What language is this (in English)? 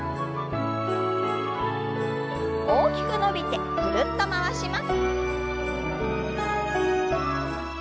Japanese